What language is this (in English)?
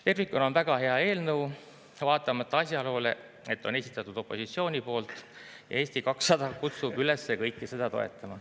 Estonian